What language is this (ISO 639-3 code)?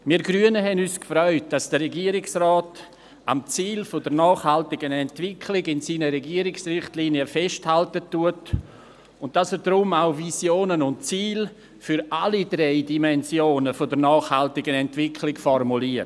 gsw